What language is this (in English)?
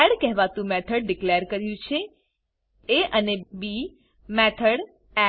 Gujarati